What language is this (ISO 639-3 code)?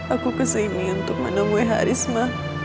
ind